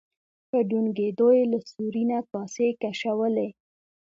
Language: Pashto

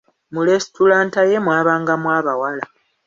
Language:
Ganda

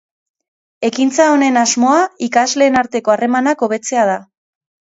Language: Basque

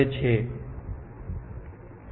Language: Gujarati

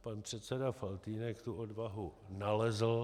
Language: Czech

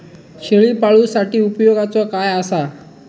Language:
Marathi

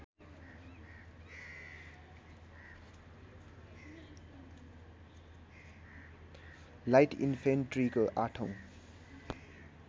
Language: Nepali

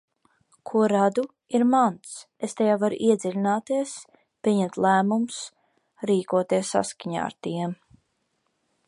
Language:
Latvian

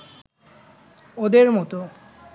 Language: Bangla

